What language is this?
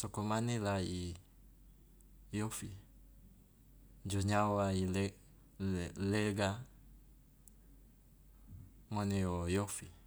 Loloda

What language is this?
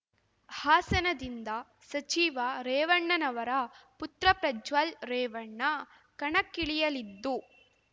Kannada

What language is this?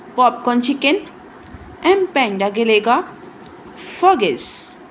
Punjabi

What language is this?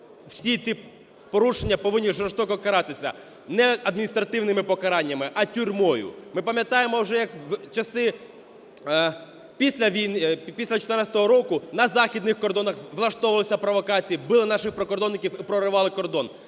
Ukrainian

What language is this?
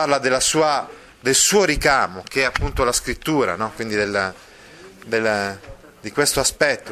Italian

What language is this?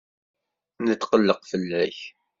Kabyle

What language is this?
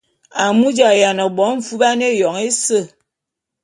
Bulu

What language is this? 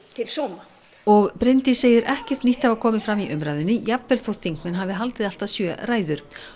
Icelandic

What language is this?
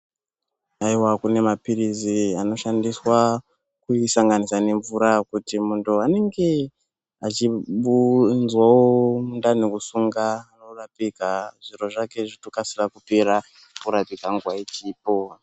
Ndau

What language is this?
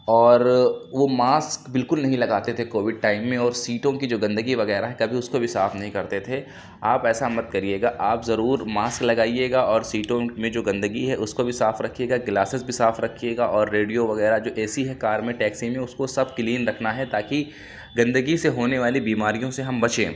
Urdu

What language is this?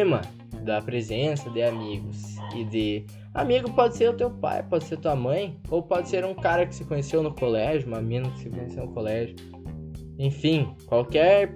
Portuguese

